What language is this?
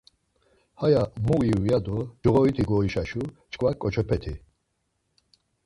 Laz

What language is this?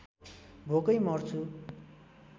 Nepali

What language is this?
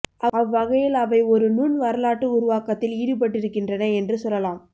Tamil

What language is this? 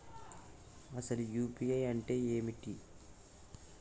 Telugu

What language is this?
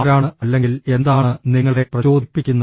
Malayalam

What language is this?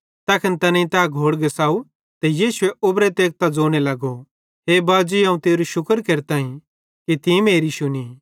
Bhadrawahi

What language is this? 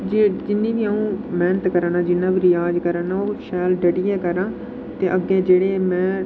Dogri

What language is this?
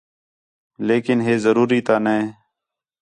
Khetrani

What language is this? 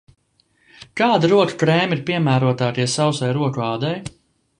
Latvian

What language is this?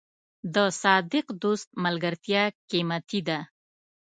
Pashto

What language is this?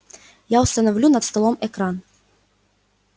Russian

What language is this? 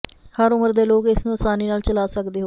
Punjabi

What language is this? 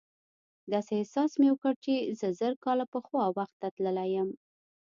Pashto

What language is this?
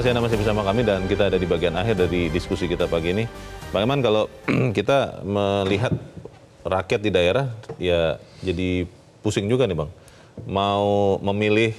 Indonesian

